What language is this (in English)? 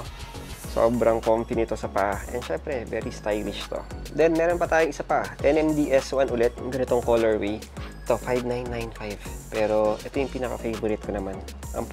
Filipino